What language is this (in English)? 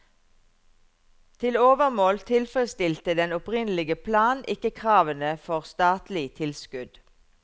Norwegian